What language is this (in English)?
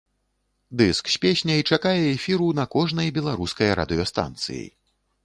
Belarusian